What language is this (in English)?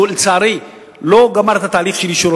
Hebrew